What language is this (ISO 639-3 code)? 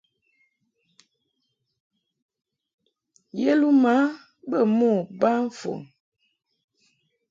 mhk